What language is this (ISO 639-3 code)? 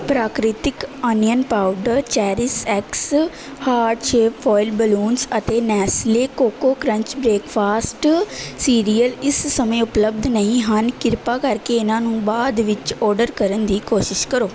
pan